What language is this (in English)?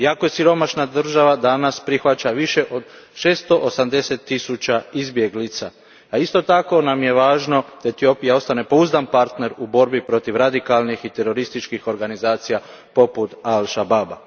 Croatian